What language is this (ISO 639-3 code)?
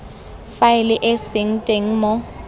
tsn